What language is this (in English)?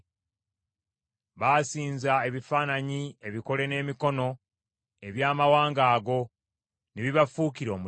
Ganda